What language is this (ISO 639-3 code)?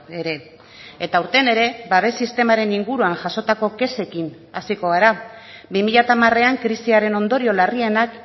eus